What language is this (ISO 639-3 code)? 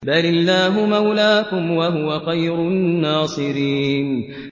ara